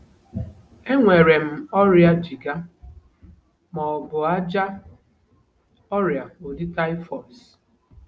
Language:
Igbo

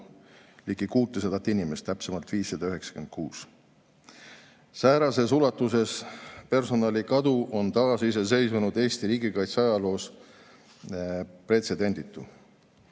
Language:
Estonian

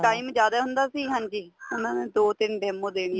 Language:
Punjabi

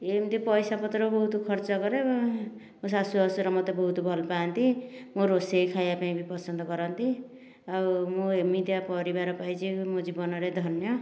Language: Odia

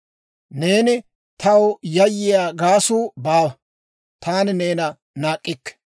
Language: Dawro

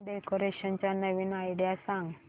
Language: Marathi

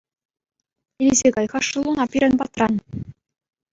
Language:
Chuvash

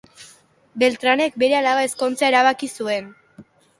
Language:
Basque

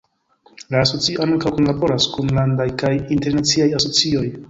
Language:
Esperanto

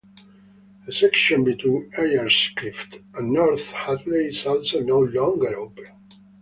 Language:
English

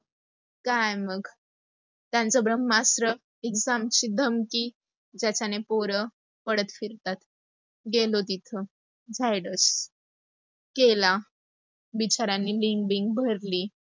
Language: Marathi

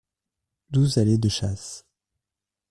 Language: French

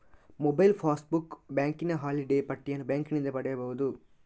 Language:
Kannada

